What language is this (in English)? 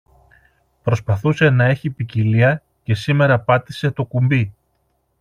Greek